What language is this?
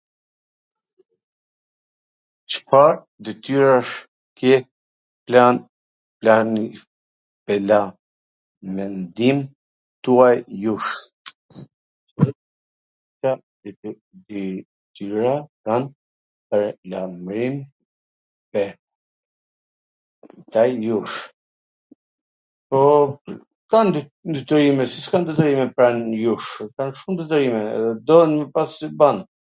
Gheg Albanian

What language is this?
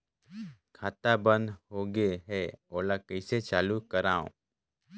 Chhattisgarhi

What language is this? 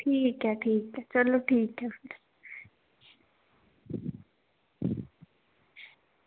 Dogri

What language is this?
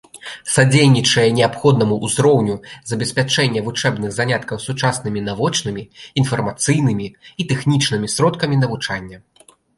Belarusian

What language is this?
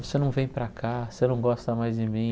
Portuguese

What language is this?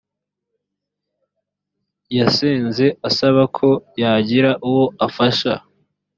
Kinyarwanda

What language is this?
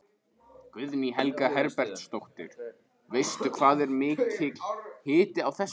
Icelandic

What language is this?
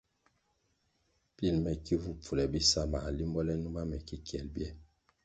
Kwasio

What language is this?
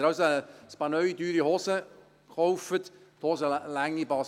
Swiss German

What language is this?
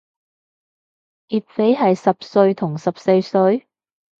Cantonese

